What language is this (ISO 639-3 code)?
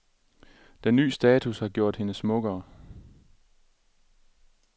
dan